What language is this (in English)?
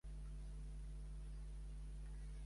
Catalan